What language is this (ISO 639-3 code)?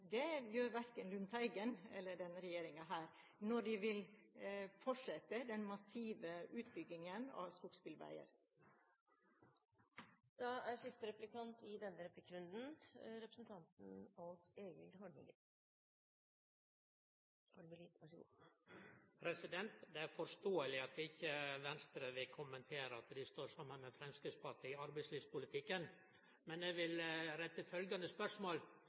nor